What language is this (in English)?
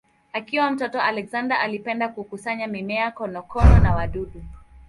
Swahili